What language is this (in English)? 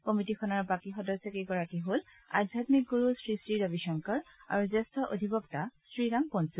Assamese